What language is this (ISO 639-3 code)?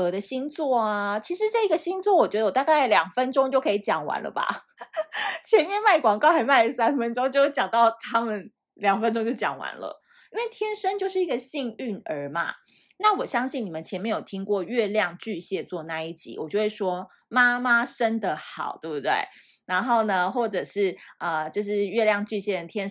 zho